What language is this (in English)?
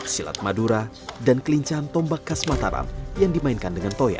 Indonesian